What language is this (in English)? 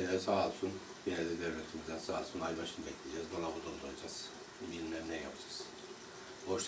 Turkish